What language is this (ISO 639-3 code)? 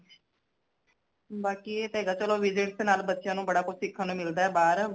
pan